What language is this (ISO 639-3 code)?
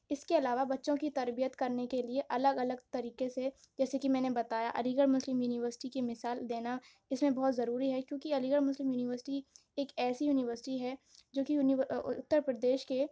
urd